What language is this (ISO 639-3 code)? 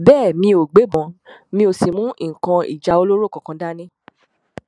yor